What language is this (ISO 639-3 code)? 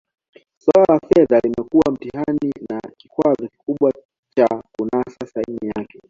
swa